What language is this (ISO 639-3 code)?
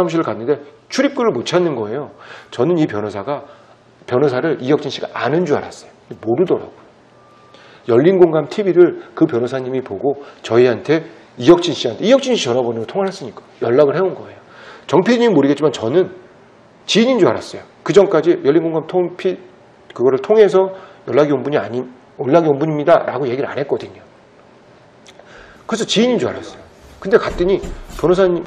kor